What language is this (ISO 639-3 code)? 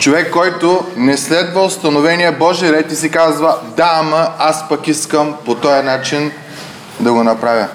bul